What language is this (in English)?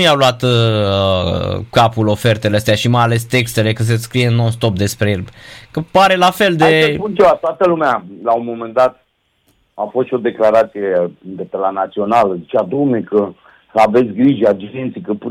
Romanian